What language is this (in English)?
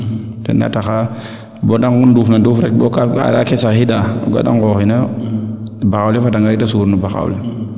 Serer